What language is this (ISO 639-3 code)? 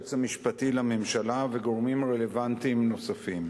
heb